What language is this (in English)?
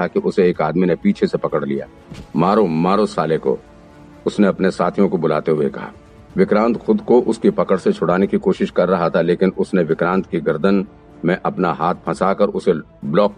Hindi